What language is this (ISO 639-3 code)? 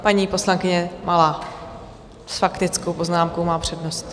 ces